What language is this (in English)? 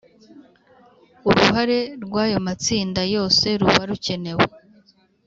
Kinyarwanda